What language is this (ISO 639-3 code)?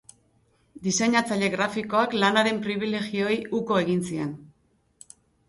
eus